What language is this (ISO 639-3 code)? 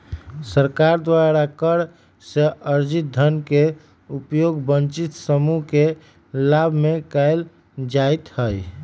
mag